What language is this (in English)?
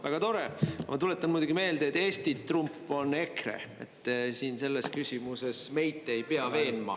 Estonian